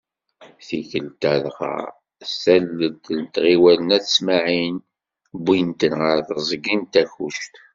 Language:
Kabyle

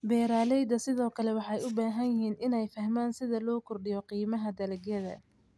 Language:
Somali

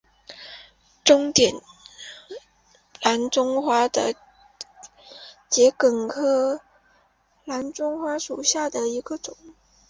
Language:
Chinese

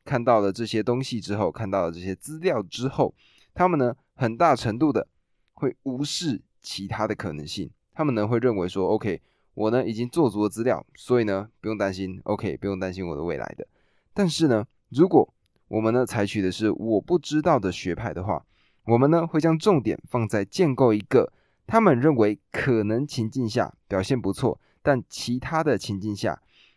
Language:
Chinese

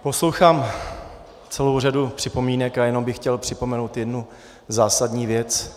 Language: Czech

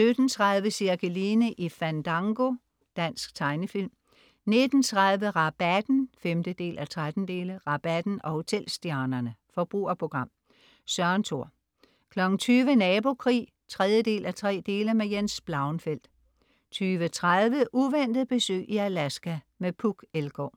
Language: Danish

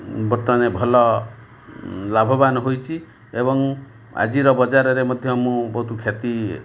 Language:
Odia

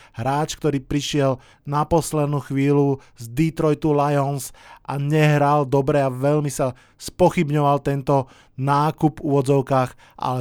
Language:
Slovak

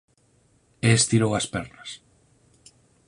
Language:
Galician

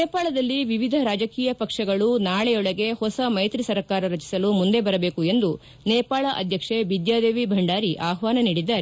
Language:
Kannada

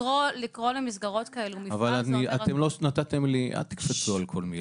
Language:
Hebrew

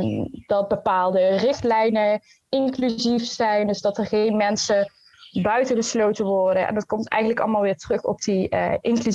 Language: Dutch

